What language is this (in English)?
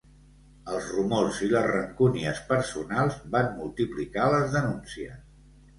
Catalan